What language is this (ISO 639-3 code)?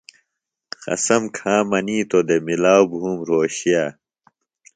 phl